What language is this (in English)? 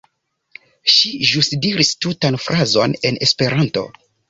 Esperanto